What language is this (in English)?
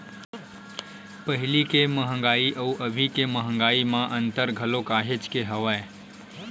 Chhattisgarhi